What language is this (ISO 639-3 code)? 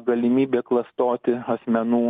lit